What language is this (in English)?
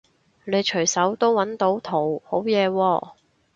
Cantonese